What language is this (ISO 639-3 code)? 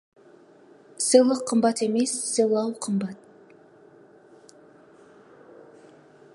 kaz